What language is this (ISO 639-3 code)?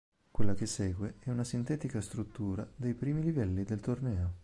ita